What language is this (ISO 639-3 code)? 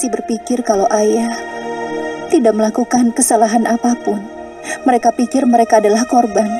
ind